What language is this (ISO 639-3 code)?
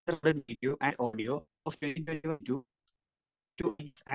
mal